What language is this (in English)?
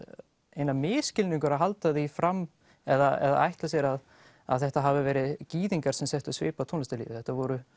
Icelandic